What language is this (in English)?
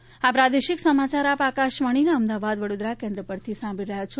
Gujarati